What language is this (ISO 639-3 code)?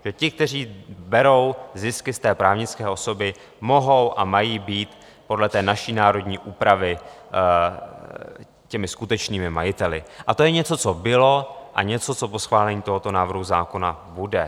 ces